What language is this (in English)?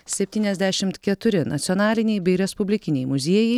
Lithuanian